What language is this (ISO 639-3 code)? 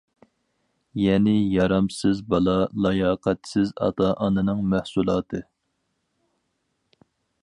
uig